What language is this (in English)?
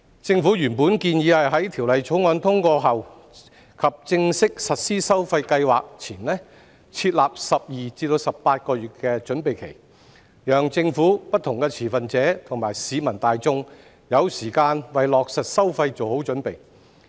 Cantonese